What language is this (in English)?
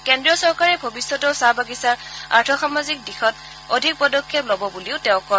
Assamese